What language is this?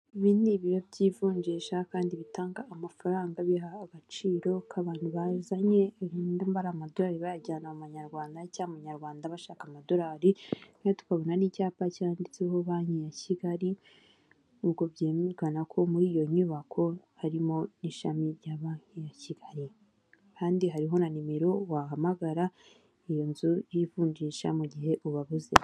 Kinyarwanda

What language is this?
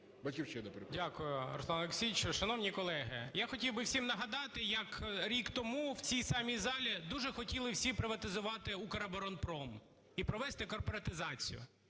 Ukrainian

